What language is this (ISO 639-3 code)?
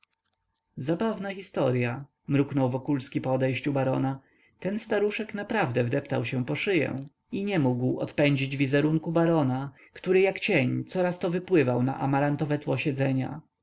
pol